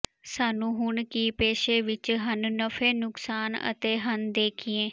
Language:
Punjabi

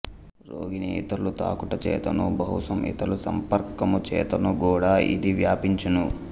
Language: Telugu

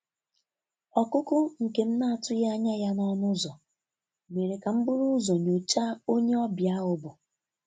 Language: Igbo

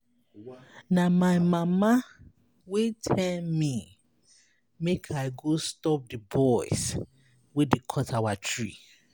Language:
Nigerian Pidgin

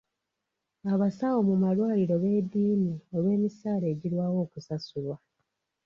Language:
Ganda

